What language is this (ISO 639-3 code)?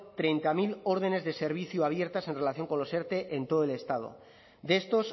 spa